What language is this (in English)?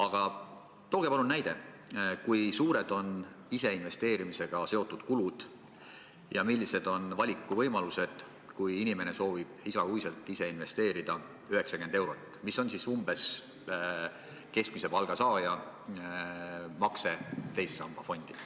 Estonian